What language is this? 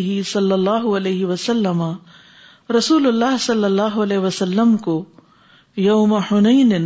Urdu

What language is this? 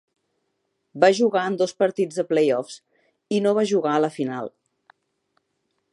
Catalan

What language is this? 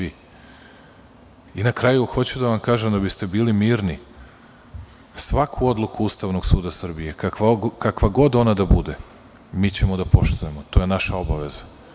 Serbian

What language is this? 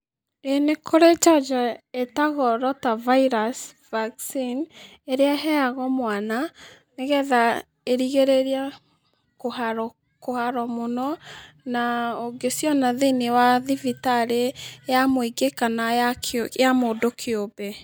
Kikuyu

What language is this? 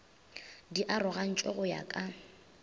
Northern Sotho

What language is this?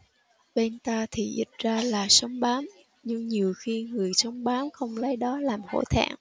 Vietnamese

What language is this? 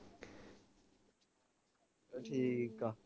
Punjabi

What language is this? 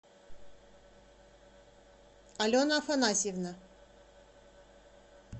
Russian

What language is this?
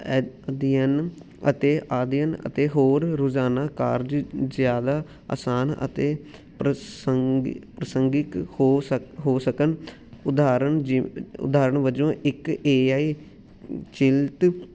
Punjabi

